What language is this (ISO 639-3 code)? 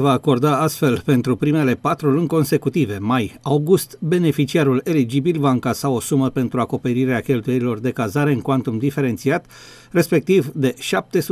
ron